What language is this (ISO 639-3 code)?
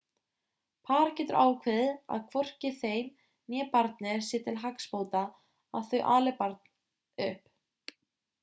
isl